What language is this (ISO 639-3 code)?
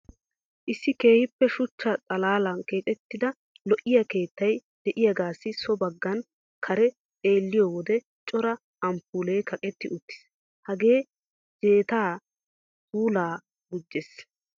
wal